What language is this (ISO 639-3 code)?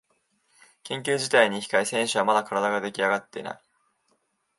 jpn